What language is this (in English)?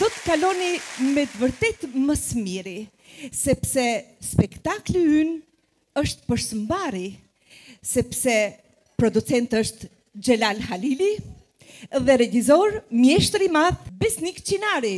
Romanian